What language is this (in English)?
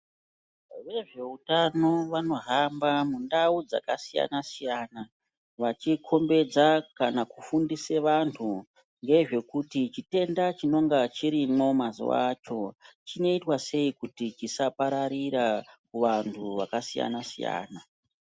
Ndau